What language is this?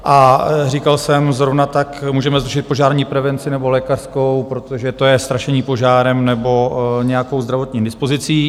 Czech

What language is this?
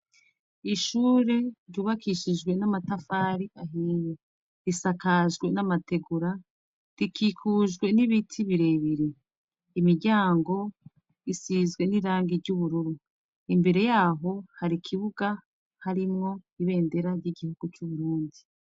Rundi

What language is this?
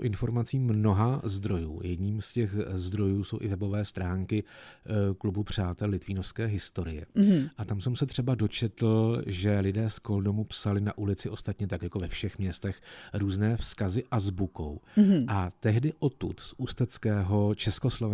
Czech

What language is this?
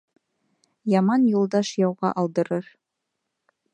Bashkir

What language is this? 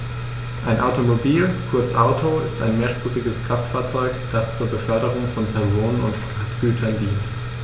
German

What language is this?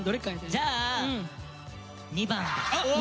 Japanese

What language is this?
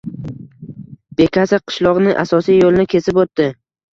Uzbek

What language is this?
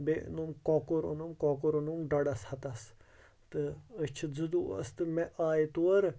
Kashmiri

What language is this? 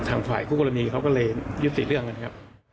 Thai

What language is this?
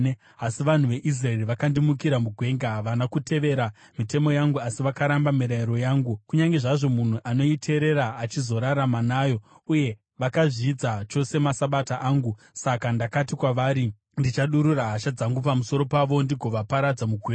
Shona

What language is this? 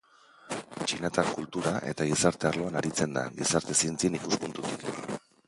Basque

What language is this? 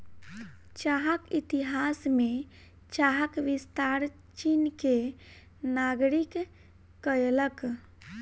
Maithili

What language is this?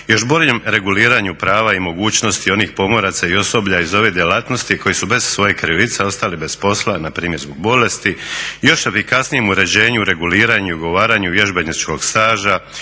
Croatian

